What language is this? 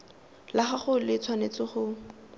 Tswana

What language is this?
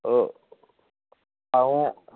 Dogri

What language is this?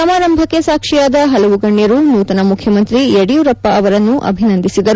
Kannada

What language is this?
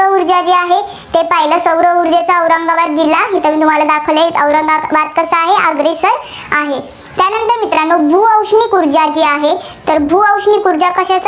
Marathi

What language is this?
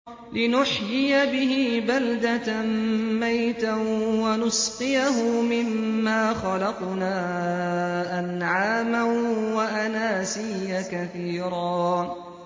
Arabic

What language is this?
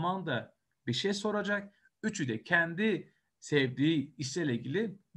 Turkish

